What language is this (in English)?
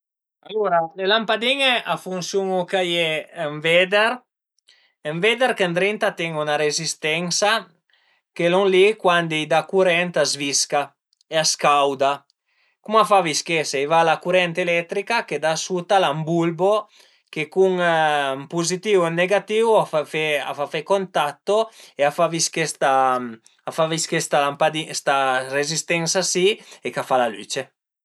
Piedmontese